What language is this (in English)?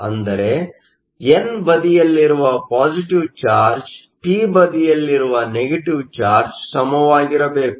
Kannada